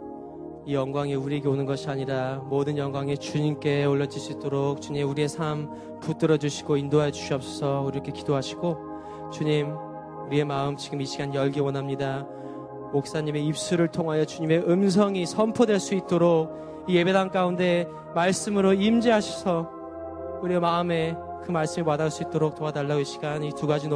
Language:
Korean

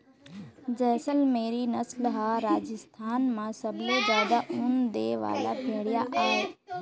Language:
Chhattisgarhi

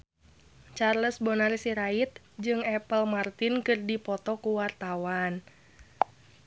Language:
Sundanese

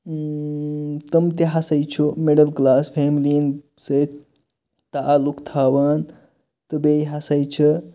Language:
Kashmiri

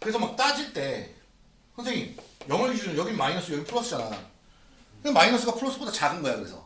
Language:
Korean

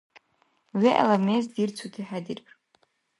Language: Dargwa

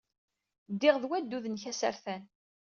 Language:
Kabyle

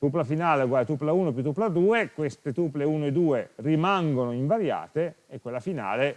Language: Italian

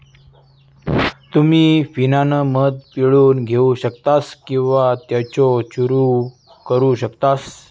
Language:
Marathi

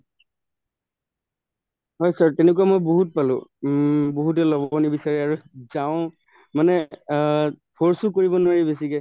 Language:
Assamese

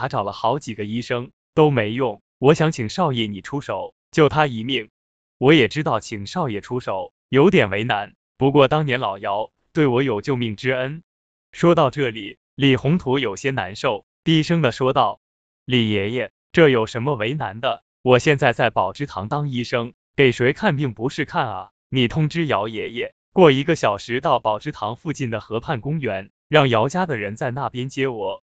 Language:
Chinese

